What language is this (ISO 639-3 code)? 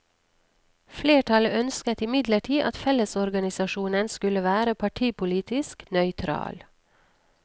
nor